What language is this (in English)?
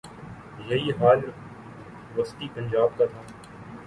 Urdu